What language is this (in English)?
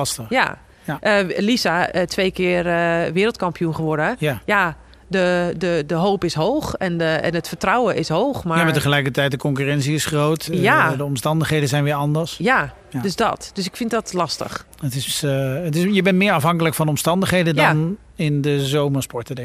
Dutch